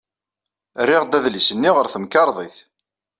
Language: Kabyle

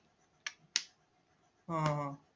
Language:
Marathi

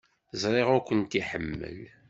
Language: Kabyle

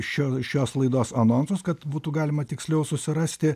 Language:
Lithuanian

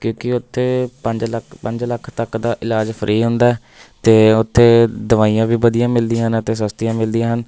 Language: Punjabi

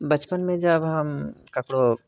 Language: Maithili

